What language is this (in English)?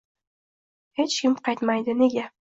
Uzbek